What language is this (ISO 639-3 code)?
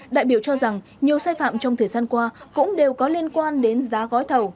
vie